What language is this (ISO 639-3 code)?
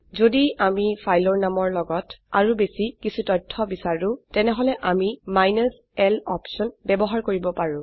asm